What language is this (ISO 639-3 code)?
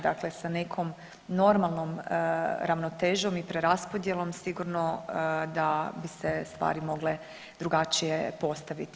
hrv